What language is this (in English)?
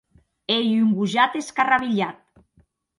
Occitan